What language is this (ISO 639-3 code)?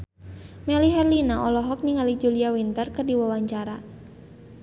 sun